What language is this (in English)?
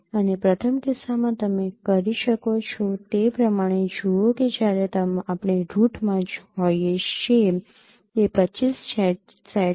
Gujarati